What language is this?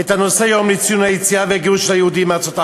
Hebrew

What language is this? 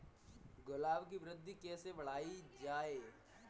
Hindi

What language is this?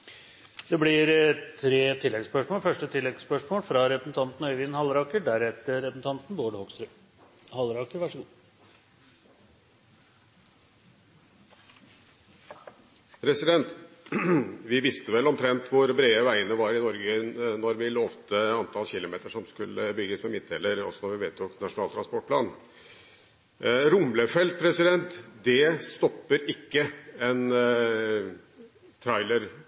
Norwegian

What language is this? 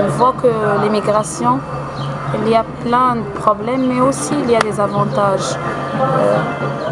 French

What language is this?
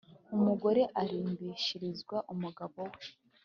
Kinyarwanda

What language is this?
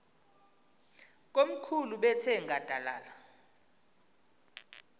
Xhosa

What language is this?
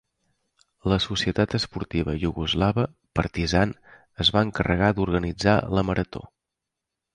Catalan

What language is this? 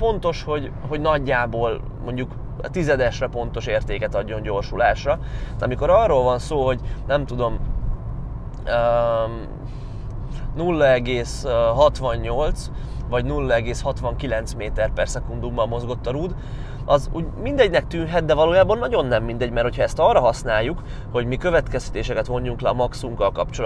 Hungarian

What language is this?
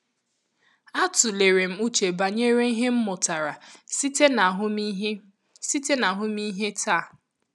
Igbo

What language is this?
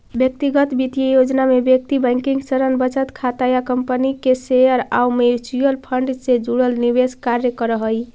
Magahi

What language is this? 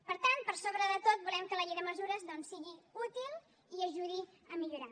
Catalan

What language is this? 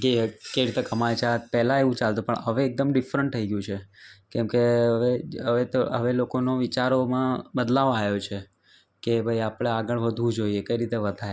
Gujarati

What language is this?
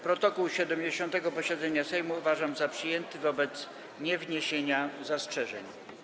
Polish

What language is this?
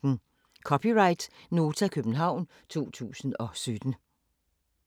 Danish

